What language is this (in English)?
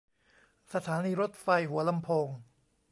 Thai